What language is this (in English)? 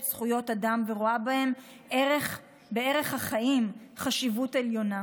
Hebrew